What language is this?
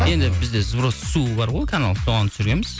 Kazakh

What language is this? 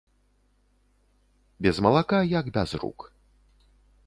Belarusian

